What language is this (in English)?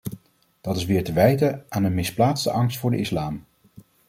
Dutch